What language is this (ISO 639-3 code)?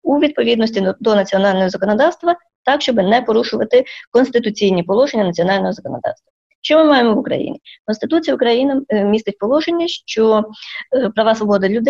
ukr